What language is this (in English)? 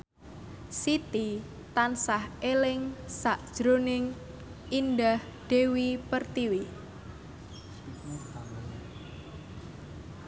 Javanese